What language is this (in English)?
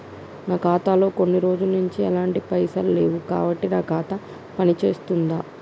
Telugu